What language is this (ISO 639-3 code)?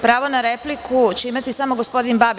srp